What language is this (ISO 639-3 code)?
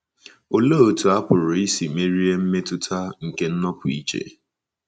ibo